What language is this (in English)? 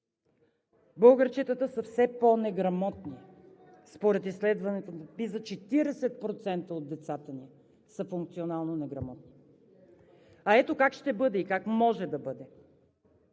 Bulgarian